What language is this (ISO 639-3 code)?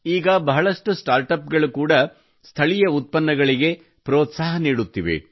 kan